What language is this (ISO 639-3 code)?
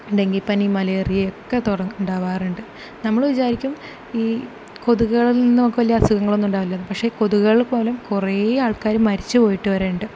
mal